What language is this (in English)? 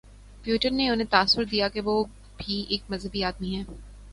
Urdu